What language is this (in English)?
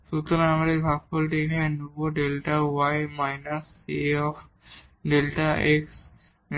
Bangla